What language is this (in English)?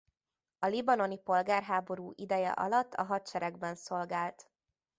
Hungarian